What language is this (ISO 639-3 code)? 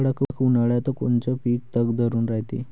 mar